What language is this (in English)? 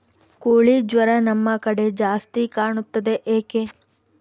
Kannada